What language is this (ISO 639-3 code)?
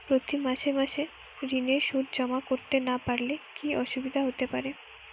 ben